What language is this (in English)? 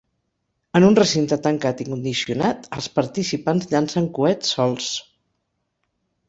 Catalan